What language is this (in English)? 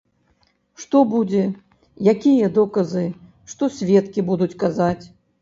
Belarusian